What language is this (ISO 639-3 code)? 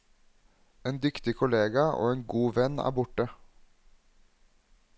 nor